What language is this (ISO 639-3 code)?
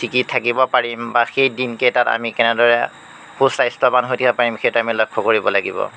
asm